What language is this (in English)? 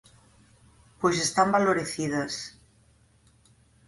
Galician